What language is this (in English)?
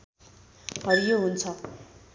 Nepali